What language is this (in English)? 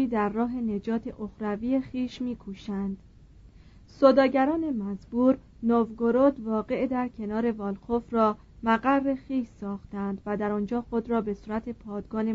Persian